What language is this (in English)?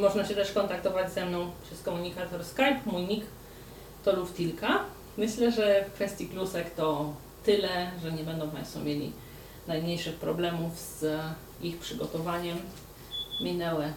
Polish